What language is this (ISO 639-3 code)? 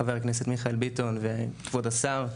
heb